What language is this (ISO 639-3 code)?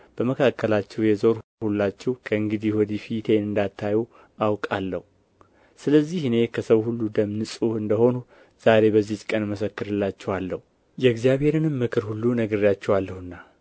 amh